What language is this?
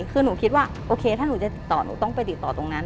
Thai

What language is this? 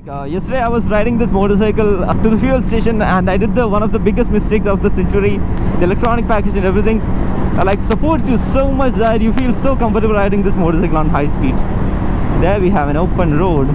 English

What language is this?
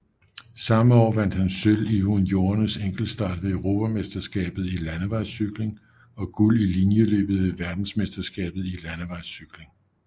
Danish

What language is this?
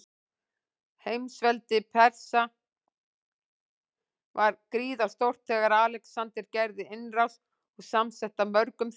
Icelandic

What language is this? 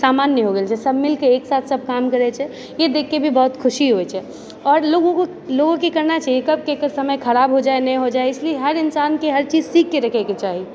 Maithili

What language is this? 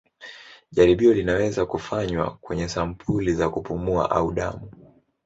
Swahili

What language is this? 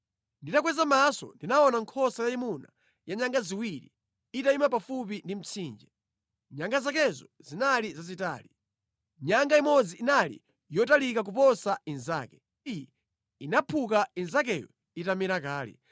Nyanja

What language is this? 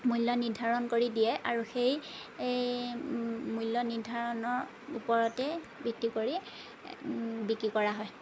Assamese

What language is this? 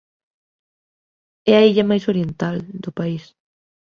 Galician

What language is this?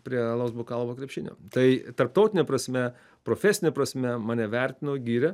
Lithuanian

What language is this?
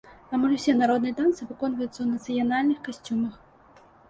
Belarusian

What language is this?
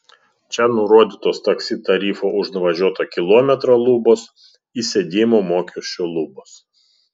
Lithuanian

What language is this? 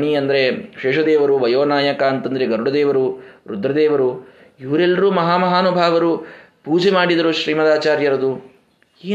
Kannada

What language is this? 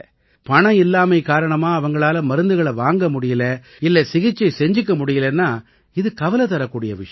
Tamil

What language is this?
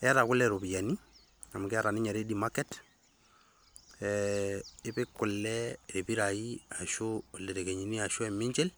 Masai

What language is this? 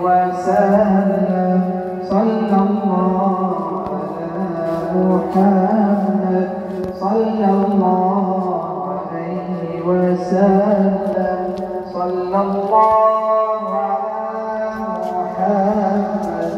Arabic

